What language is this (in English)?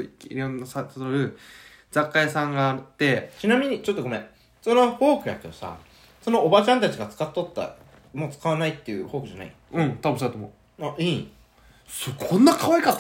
Japanese